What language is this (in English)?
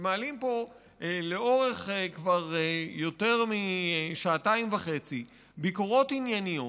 Hebrew